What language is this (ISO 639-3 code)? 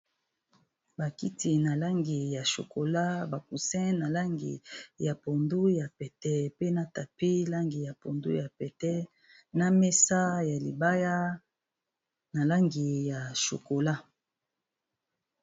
lin